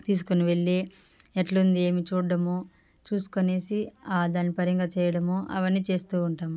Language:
Telugu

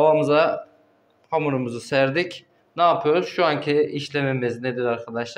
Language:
Turkish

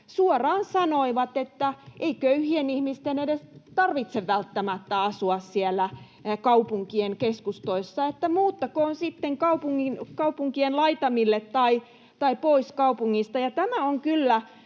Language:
Finnish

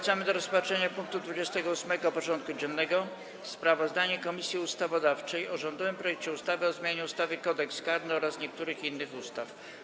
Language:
Polish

